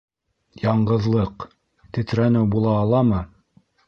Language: Bashkir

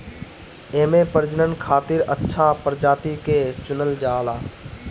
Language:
Bhojpuri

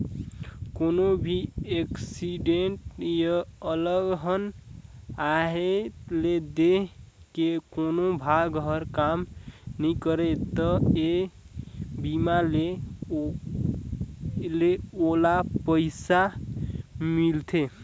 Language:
Chhattisgarhi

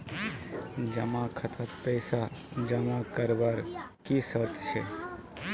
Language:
Magahi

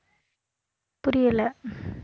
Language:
Tamil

